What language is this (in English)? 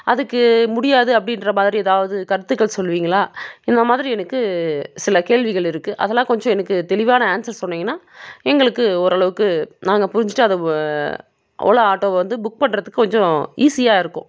Tamil